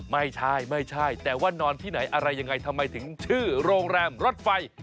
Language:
Thai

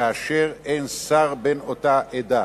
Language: Hebrew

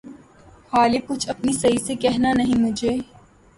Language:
Urdu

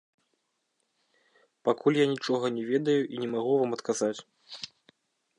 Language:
Belarusian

